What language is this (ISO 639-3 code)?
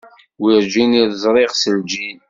kab